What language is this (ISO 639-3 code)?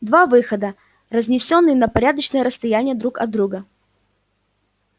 rus